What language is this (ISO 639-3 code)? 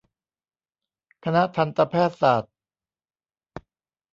tha